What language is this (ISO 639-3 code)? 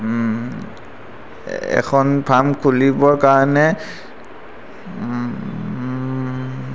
asm